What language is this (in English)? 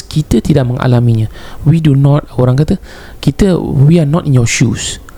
Malay